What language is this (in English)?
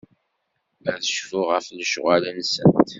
Kabyle